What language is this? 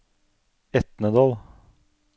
Norwegian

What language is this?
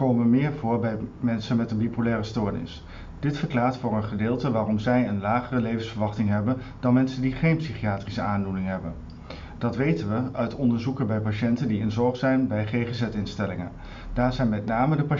Dutch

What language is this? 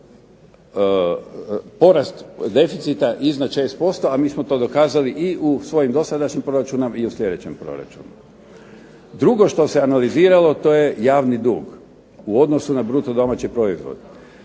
Croatian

